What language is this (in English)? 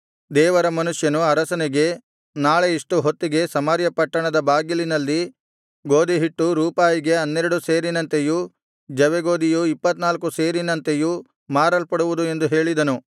Kannada